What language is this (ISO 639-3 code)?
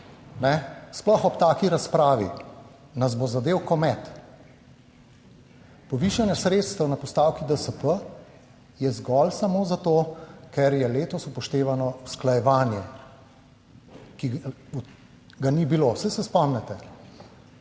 slv